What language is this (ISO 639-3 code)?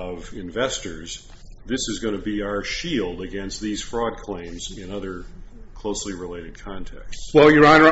eng